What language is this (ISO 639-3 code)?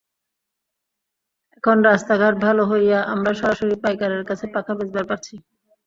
ben